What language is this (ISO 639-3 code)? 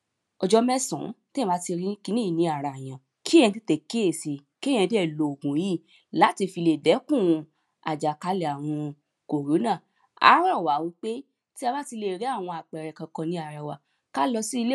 yor